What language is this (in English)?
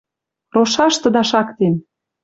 Western Mari